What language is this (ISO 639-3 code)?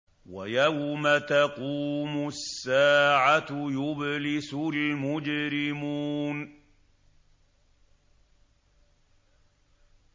ara